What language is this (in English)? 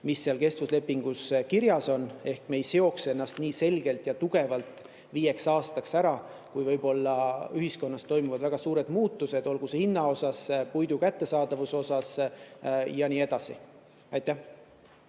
Estonian